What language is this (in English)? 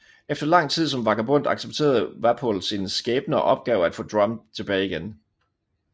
Danish